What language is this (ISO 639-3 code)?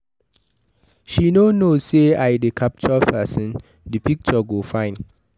pcm